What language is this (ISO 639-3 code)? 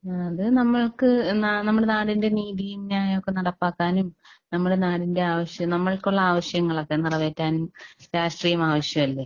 mal